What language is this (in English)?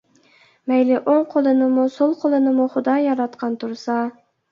Uyghur